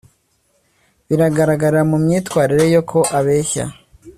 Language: Kinyarwanda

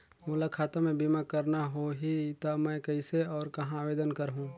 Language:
Chhattisgarhi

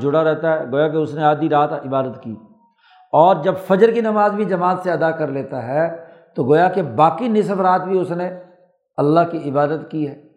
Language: Urdu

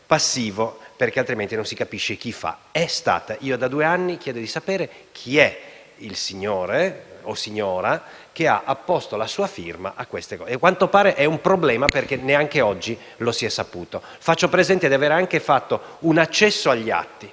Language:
Italian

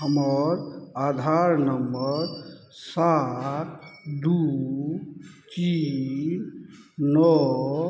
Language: Maithili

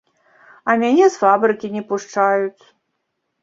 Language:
Belarusian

